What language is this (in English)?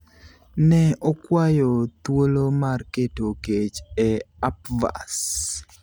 Luo (Kenya and Tanzania)